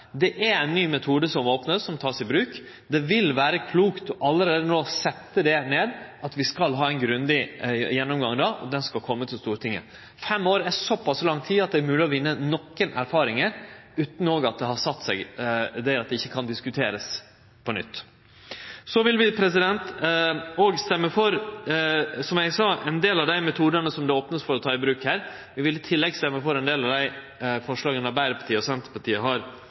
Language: Norwegian Nynorsk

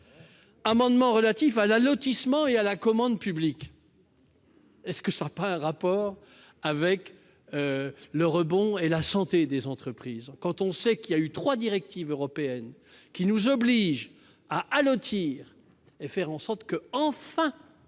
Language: French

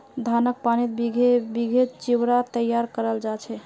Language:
Magahi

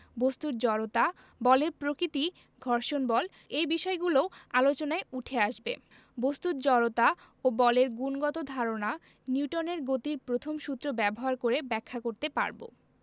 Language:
Bangla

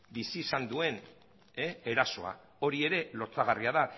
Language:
Basque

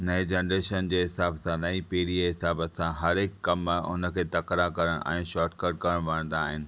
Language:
Sindhi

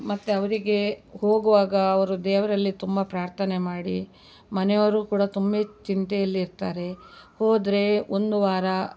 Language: Kannada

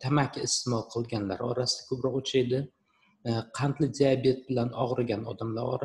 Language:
Turkish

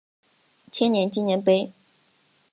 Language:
Chinese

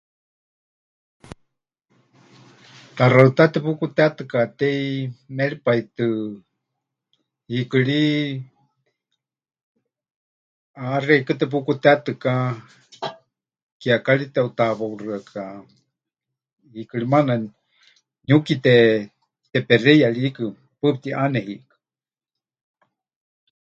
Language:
Huichol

